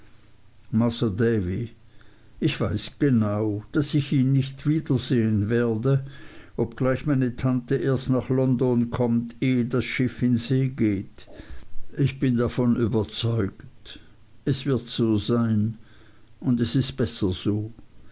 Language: German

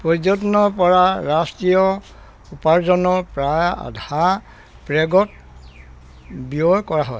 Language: Assamese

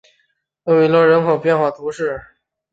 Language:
Chinese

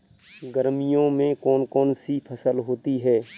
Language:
Hindi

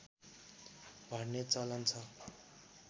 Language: Nepali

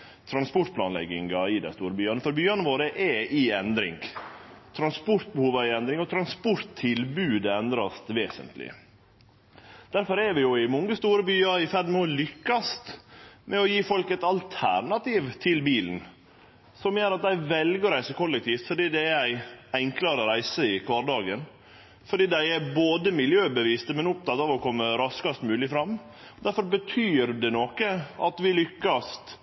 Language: Norwegian Nynorsk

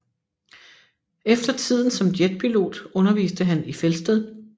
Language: Danish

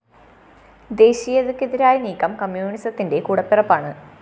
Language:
Malayalam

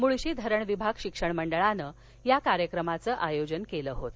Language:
Marathi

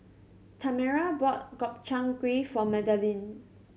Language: English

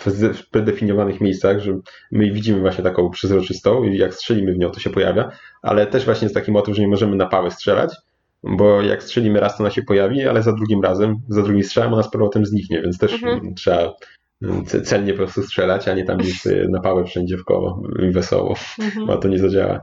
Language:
Polish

